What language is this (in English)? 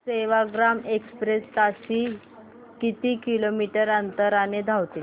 Marathi